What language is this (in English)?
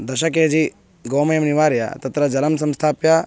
Sanskrit